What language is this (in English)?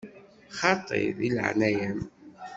Kabyle